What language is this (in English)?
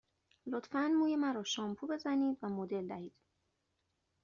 Persian